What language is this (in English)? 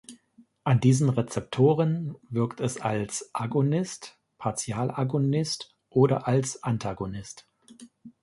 German